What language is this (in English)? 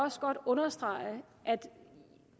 Danish